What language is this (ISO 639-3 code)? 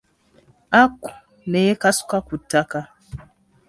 lug